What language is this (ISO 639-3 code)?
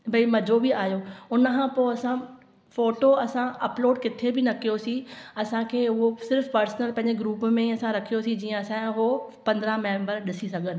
snd